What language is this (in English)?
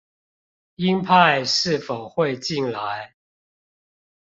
Chinese